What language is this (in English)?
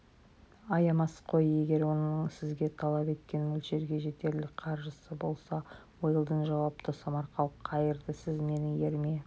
Kazakh